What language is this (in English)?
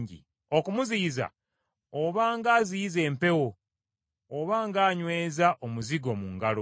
Ganda